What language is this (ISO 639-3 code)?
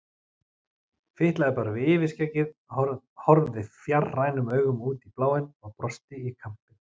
isl